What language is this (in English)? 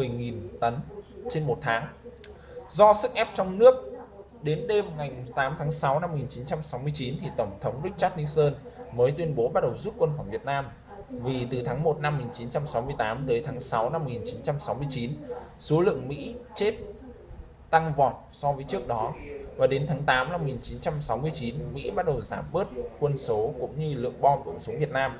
Vietnamese